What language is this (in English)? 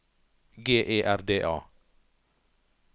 Norwegian